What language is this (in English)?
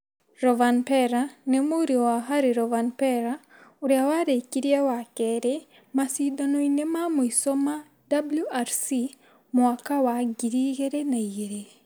Kikuyu